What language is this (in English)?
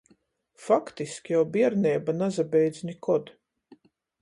Latgalian